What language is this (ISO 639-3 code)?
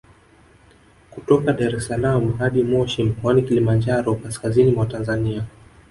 swa